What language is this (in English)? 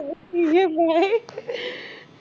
Punjabi